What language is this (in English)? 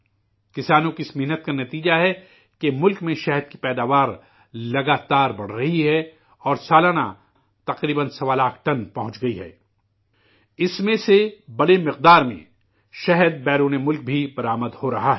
Urdu